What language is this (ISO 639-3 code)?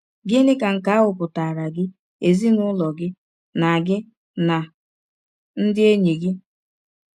ibo